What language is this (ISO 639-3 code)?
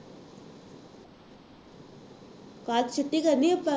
pan